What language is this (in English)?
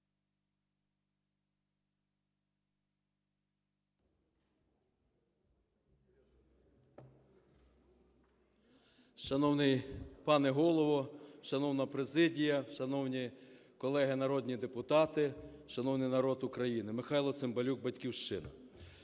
Ukrainian